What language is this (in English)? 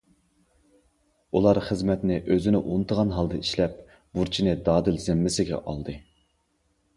Uyghur